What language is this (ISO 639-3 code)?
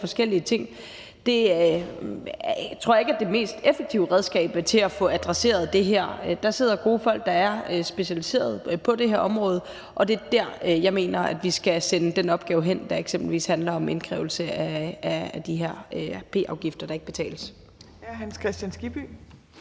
dan